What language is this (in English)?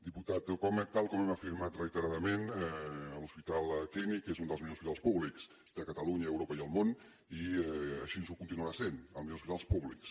Catalan